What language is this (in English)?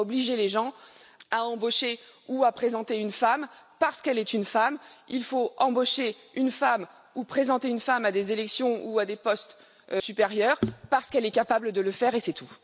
French